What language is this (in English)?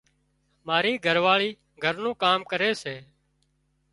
Wadiyara Koli